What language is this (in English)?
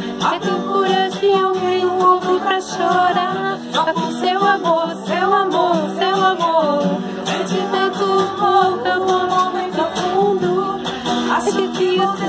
Portuguese